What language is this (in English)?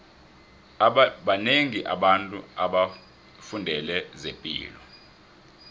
South Ndebele